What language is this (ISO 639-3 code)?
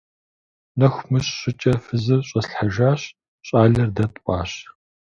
kbd